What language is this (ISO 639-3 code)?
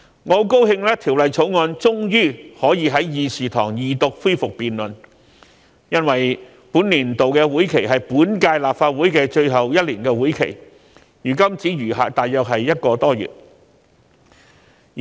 yue